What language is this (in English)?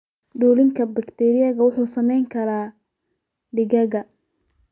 Somali